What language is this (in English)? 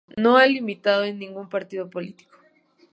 Spanish